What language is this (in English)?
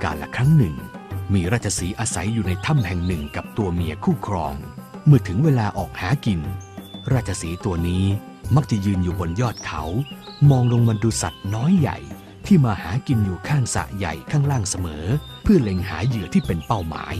Thai